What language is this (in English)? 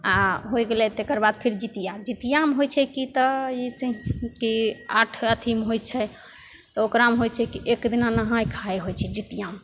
Maithili